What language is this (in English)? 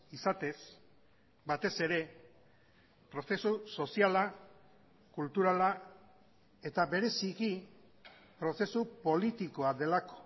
Basque